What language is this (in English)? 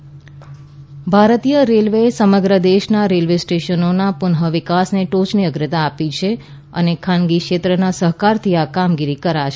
Gujarati